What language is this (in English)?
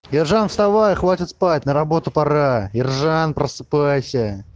Russian